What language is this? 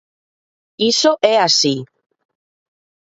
Galician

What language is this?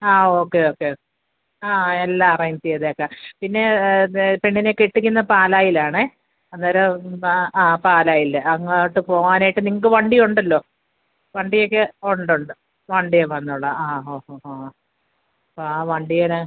Malayalam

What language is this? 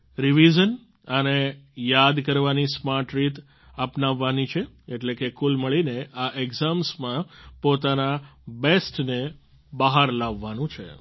Gujarati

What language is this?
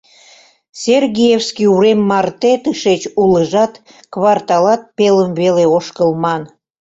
Mari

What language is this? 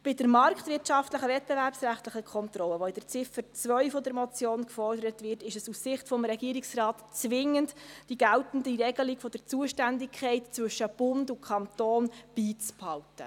Swiss German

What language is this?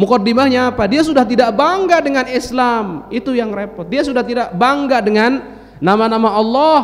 Indonesian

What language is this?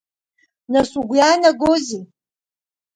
Abkhazian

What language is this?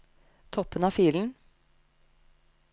Norwegian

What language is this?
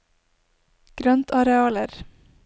Norwegian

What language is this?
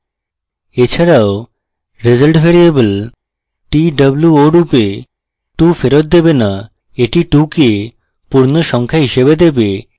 Bangla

